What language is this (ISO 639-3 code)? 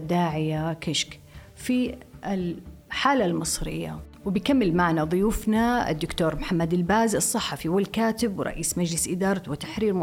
ara